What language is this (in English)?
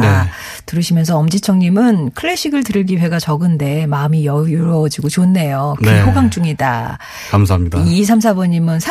Korean